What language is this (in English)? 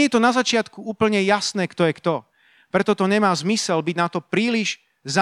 Slovak